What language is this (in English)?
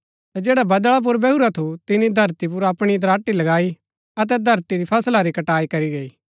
Gaddi